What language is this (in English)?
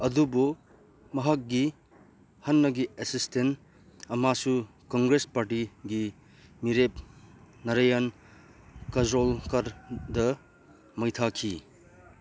Manipuri